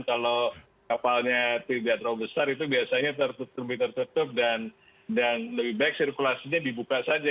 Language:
Indonesian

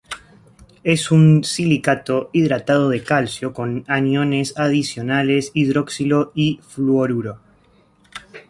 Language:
Spanish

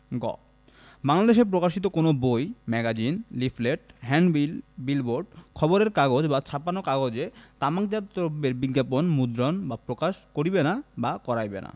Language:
Bangla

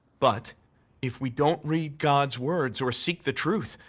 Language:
English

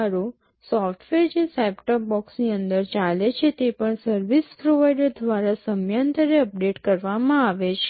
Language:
Gujarati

